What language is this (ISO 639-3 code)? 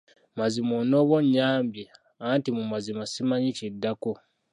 lug